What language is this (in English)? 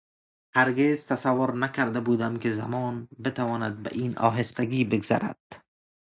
Persian